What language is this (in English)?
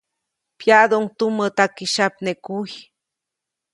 Copainalá Zoque